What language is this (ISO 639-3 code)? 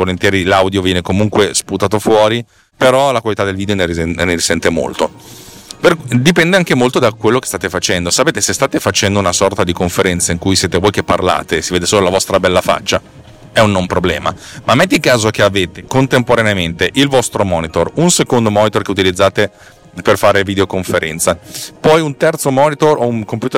ita